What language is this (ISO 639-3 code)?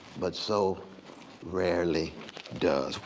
eng